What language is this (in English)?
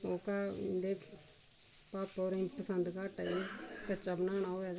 Dogri